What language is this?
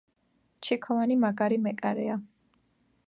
Georgian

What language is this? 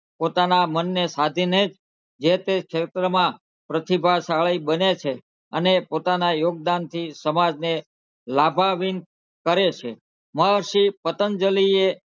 Gujarati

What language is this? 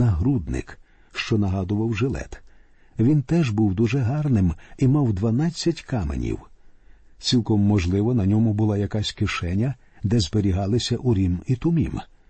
Ukrainian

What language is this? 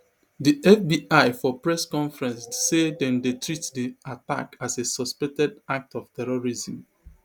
Nigerian Pidgin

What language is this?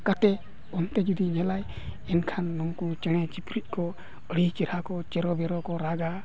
Santali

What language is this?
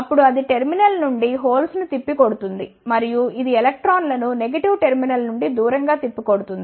Telugu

